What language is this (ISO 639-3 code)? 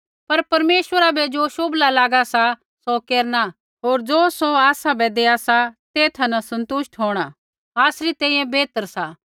kfx